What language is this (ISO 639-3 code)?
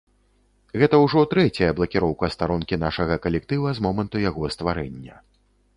bel